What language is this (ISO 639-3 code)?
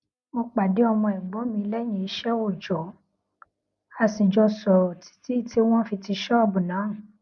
yor